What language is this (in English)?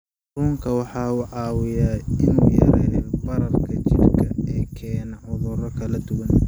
Somali